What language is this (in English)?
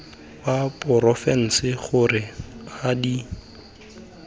Tswana